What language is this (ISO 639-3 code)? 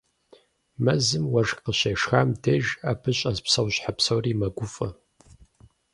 kbd